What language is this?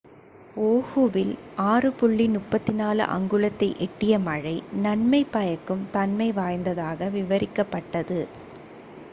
Tamil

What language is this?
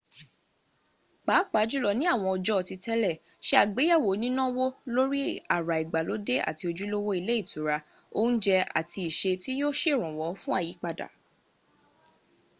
Yoruba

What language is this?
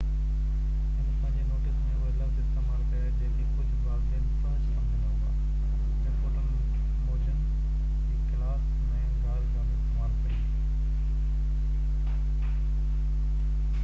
Sindhi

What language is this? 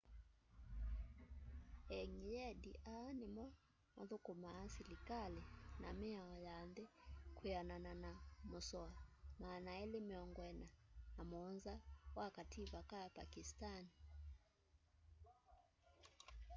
Kamba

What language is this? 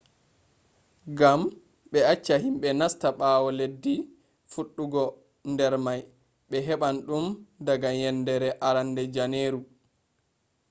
Fula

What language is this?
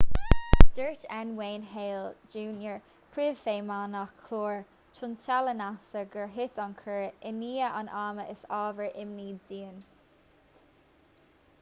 Irish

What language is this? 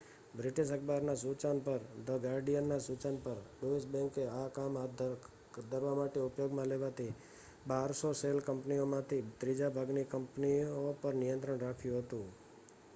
Gujarati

